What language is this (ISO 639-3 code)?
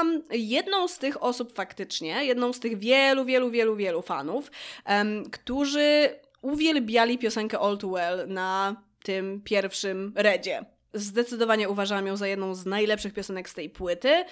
pol